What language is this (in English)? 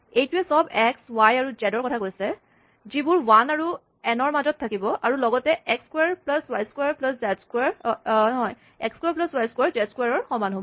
Assamese